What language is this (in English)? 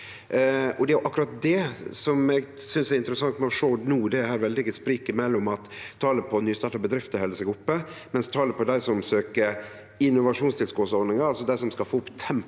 Norwegian